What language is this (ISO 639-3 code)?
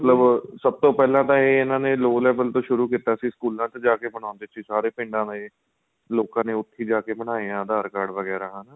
pan